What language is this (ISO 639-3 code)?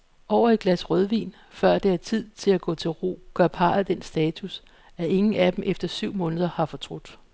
dan